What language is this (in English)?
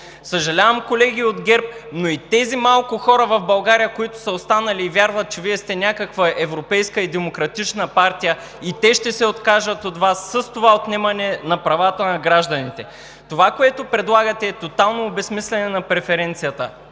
Bulgarian